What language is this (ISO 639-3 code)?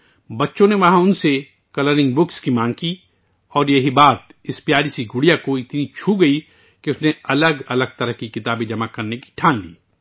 urd